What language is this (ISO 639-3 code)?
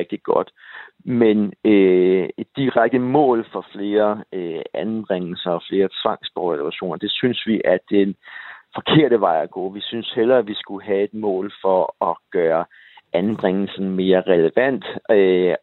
dan